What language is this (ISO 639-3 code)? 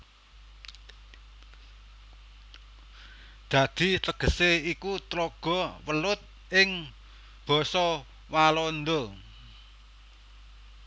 jav